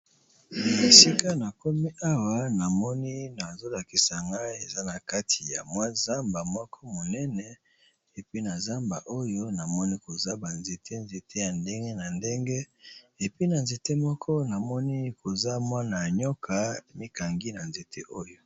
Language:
Lingala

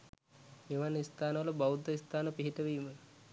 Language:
Sinhala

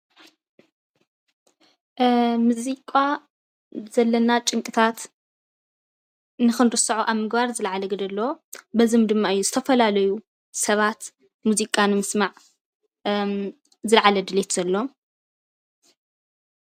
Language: Tigrinya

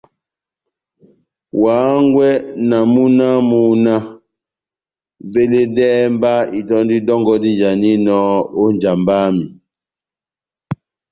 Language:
Batanga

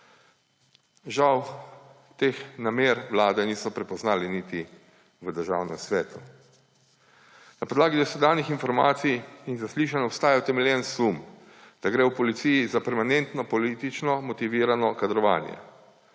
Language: Slovenian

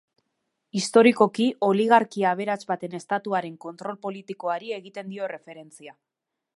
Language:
Basque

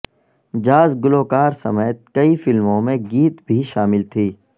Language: Urdu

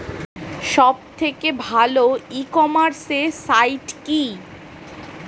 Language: Bangla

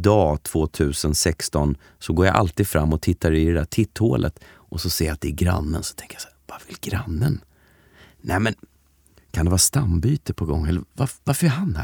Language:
Swedish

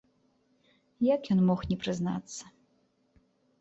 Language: Belarusian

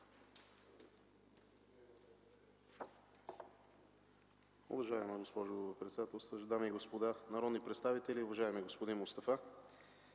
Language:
Bulgarian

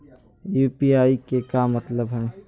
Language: Magahi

